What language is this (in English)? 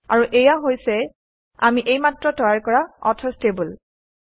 Assamese